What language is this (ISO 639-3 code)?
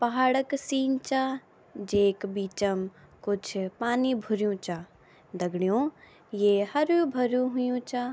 gbm